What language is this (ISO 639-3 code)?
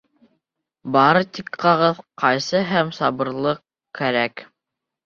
bak